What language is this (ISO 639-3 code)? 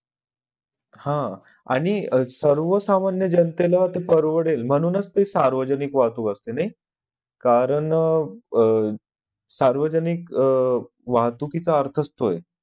mar